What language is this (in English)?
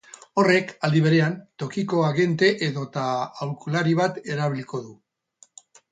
Basque